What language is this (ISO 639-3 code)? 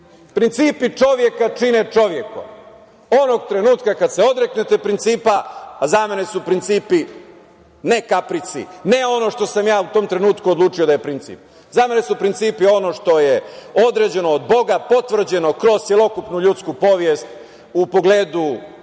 srp